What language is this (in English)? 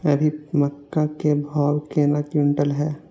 Maithili